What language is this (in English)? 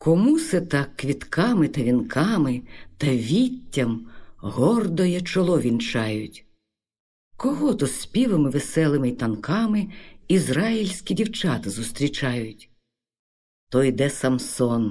Ukrainian